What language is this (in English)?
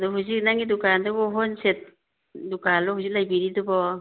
Manipuri